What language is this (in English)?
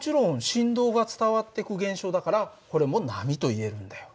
Japanese